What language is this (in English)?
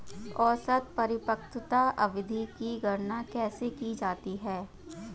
Hindi